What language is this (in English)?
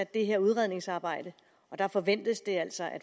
Danish